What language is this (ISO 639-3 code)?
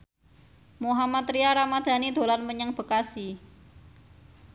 jav